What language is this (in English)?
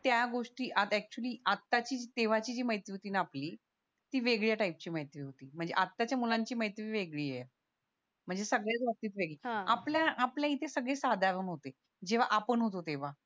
Marathi